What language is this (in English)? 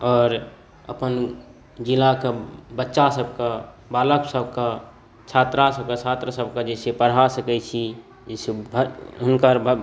Maithili